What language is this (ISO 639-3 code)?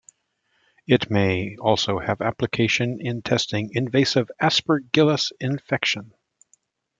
eng